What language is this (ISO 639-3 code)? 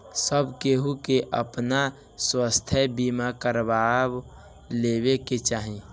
bho